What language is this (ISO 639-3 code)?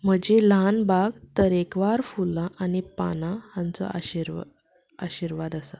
kok